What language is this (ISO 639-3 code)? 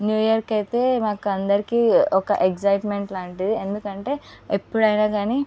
tel